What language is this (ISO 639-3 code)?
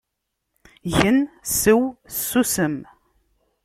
kab